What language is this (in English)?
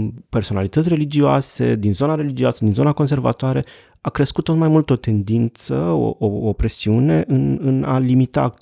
Romanian